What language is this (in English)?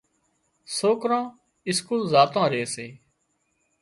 Wadiyara Koli